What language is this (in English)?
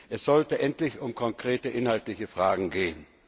German